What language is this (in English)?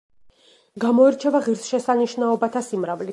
Georgian